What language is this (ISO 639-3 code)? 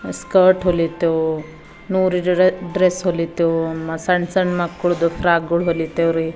kan